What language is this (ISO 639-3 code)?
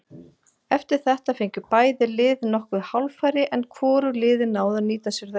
isl